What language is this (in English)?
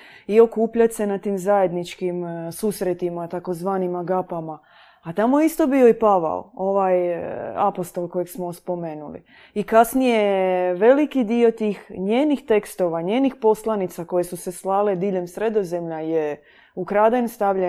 Croatian